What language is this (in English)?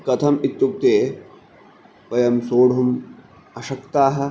Sanskrit